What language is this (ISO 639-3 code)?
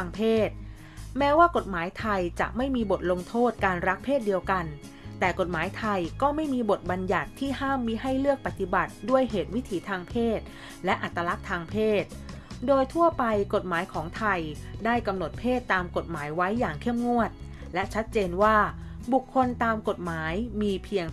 tha